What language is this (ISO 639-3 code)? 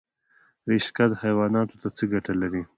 pus